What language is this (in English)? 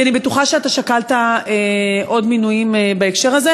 Hebrew